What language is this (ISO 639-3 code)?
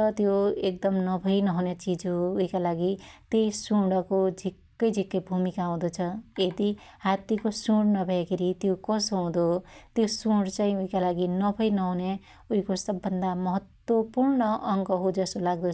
dty